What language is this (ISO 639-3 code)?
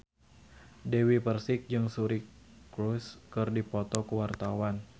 sun